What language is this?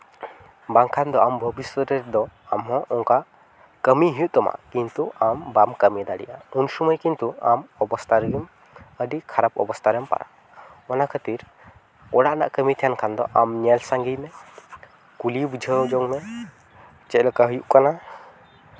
Santali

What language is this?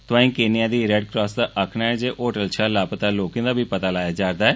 Dogri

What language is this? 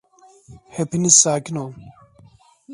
Turkish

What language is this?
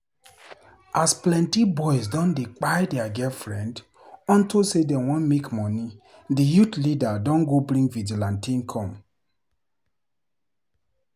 Nigerian Pidgin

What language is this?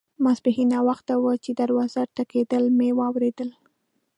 Pashto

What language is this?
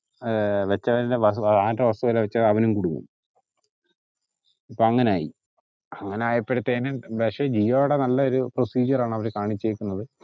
Malayalam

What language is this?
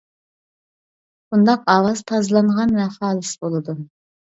Uyghur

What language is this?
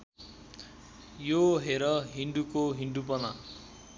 Nepali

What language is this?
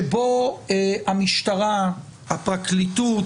Hebrew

